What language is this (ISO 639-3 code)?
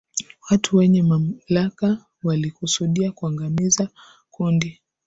swa